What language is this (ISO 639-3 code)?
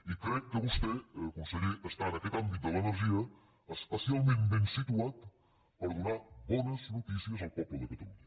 cat